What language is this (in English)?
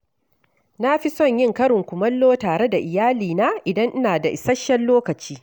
Hausa